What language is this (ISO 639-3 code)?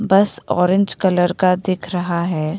hin